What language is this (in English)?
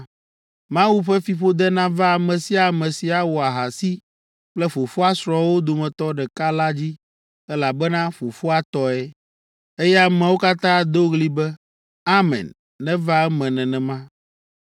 Ewe